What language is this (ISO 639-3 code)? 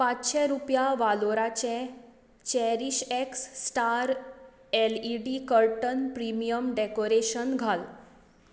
kok